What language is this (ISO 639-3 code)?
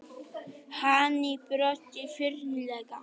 isl